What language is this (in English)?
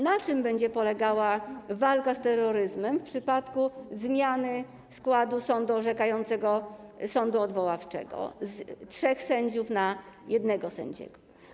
Polish